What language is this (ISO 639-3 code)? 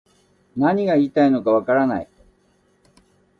jpn